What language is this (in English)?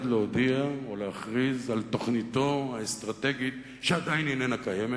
Hebrew